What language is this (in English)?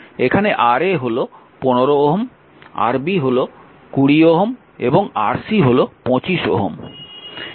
Bangla